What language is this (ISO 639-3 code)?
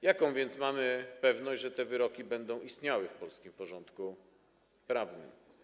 pol